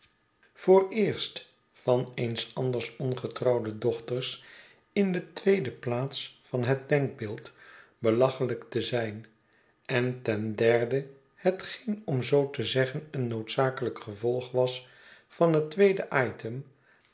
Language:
Dutch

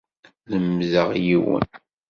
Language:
Kabyle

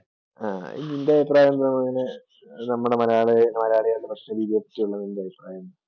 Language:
Malayalam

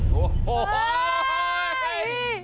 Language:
Thai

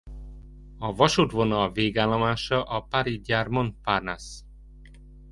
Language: Hungarian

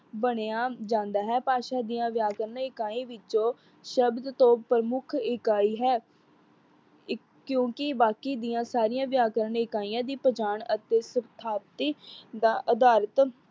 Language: Punjabi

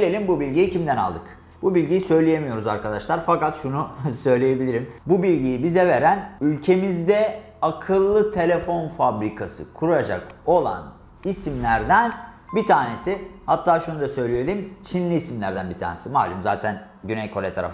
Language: Turkish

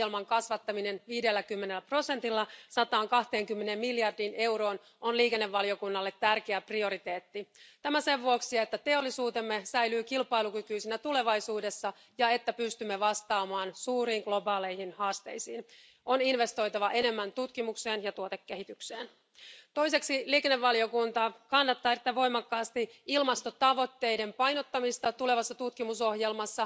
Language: Finnish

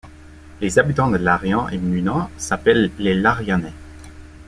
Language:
French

